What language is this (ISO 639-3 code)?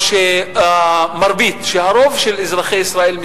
heb